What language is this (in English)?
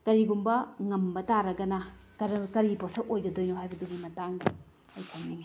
Manipuri